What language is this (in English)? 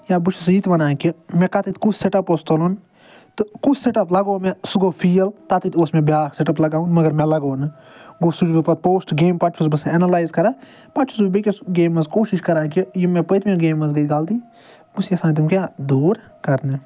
Kashmiri